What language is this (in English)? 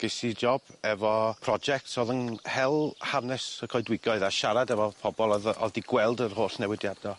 Welsh